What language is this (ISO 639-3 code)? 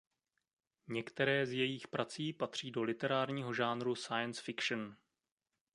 ces